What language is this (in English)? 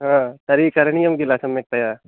Sanskrit